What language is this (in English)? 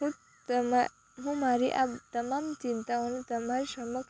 Gujarati